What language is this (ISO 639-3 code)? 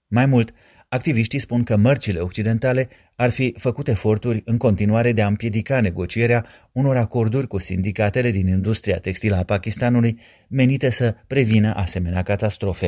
ron